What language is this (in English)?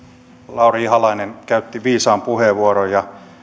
Finnish